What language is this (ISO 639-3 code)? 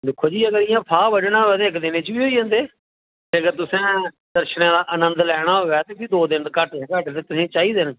doi